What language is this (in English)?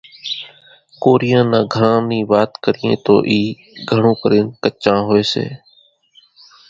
Kachi Koli